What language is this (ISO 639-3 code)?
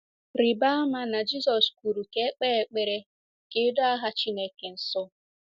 ibo